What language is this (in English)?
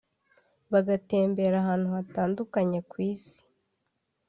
Kinyarwanda